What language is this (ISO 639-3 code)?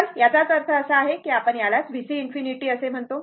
mar